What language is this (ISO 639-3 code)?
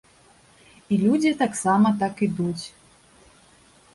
bel